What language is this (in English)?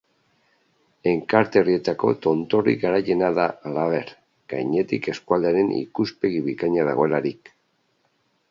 Basque